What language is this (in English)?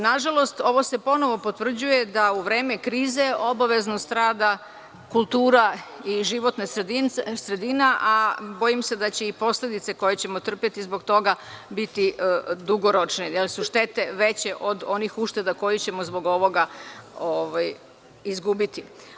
Serbian